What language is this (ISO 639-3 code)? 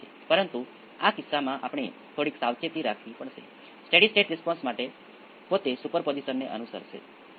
guj